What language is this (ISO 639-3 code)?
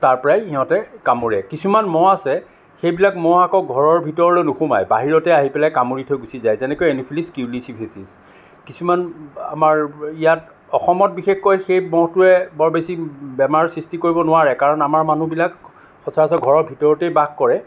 asm